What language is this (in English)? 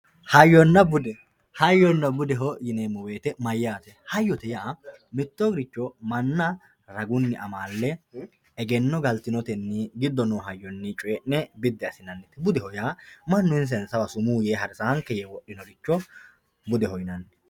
Sidamo